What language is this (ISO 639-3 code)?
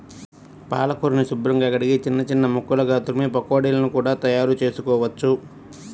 tel